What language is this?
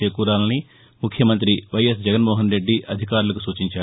Telugu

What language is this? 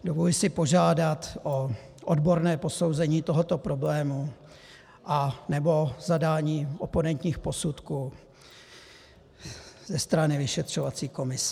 Czech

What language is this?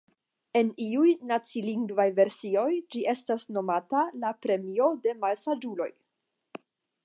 Esperanto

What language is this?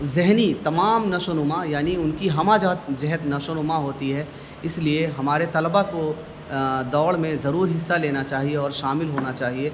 Urdu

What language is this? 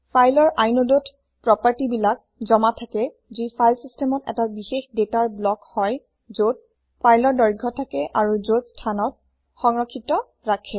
Assamese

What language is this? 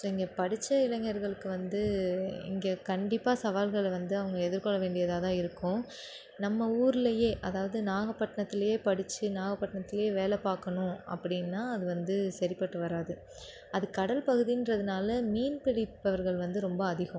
Tamil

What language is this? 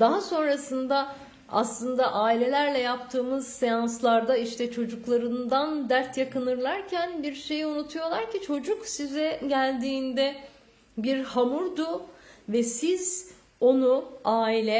Turkish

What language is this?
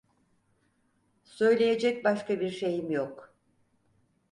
Turkish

